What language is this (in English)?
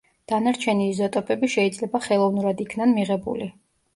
Georgian